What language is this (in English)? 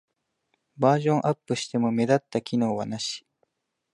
Japanese